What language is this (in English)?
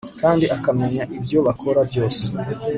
Kinyarwanda